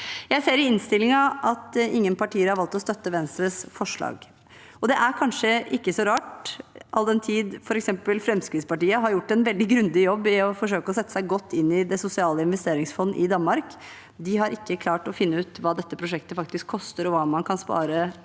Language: Norwegian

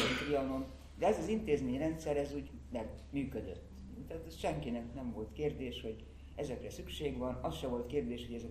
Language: Hungarian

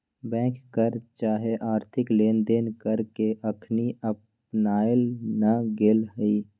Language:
Magahi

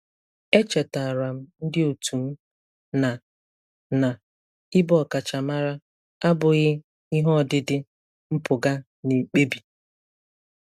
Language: Igbo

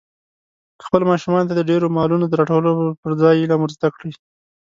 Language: Pashto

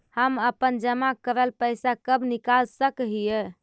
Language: Magahi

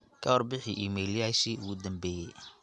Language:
Somali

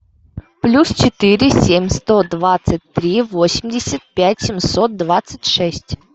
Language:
Russian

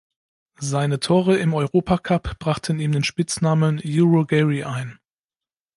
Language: German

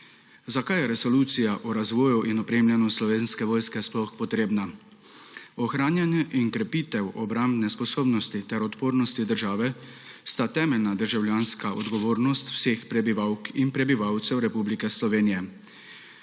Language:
Slovenian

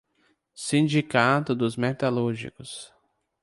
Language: Portuguese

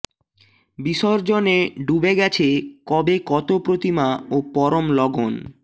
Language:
Bangla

